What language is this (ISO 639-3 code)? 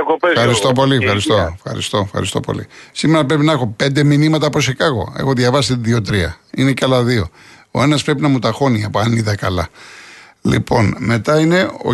ell